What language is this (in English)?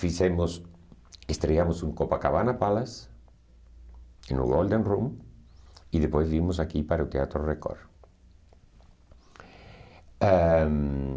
Portuguese